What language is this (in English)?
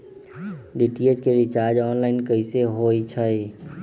Magahi